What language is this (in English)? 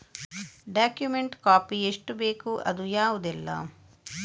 Kannada